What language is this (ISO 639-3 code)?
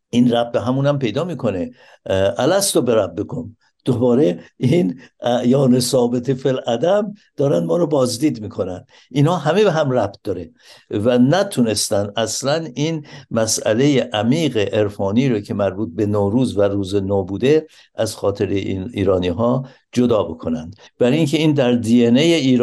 fas